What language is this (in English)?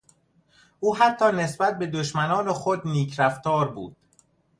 Persian